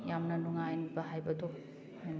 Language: Manipuri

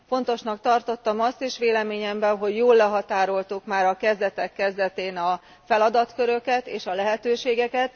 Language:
Hungarian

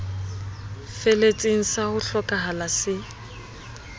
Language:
Southern Sotho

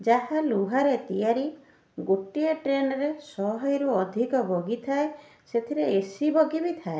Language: Odia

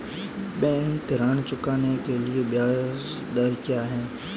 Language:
Hindi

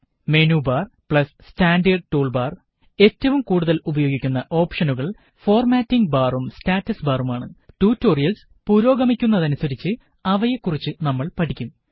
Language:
Malayalam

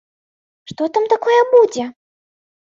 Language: Belarusian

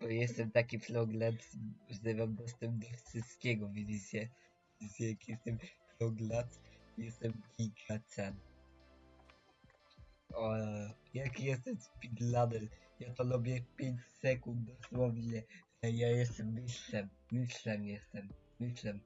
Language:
Polish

